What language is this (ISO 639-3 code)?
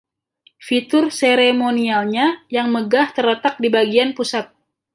ind